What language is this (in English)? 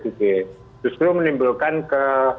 Indonesian